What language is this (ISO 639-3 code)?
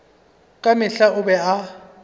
nso